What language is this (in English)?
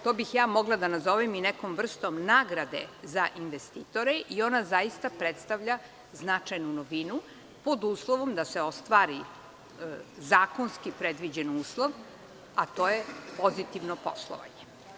Serbian